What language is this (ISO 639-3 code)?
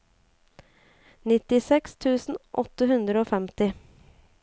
nor